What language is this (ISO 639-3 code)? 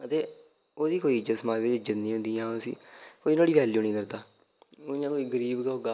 doi